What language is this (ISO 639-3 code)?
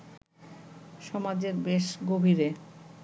ben